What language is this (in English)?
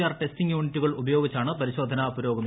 Malayalam